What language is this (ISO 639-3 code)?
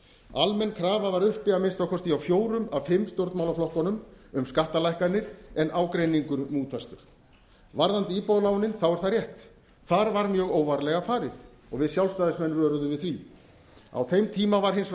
isl